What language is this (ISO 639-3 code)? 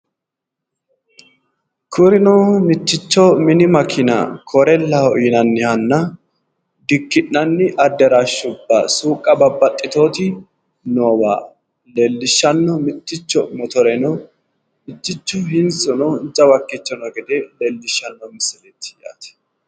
sid